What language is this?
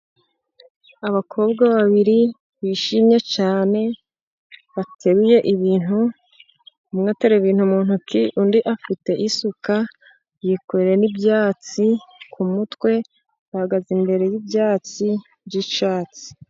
Kinyarwanda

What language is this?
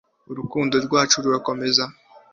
Kinyarwanda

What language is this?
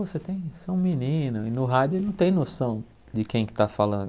Portuguese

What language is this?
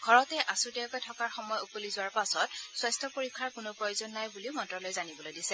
Assamese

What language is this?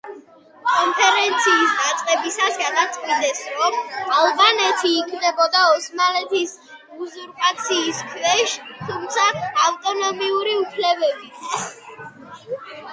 Georgian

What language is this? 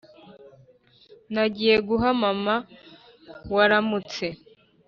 Kinyarwanda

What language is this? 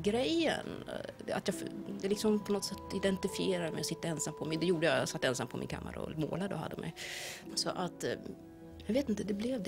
Swedish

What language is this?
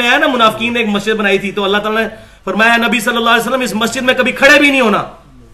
Urdu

